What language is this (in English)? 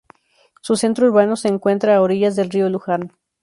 Spanish